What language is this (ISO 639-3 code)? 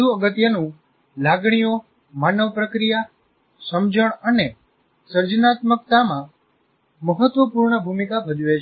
guj